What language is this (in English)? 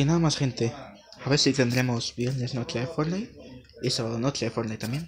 Spanish